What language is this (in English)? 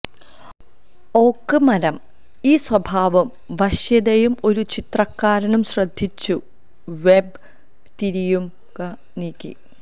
Malayalam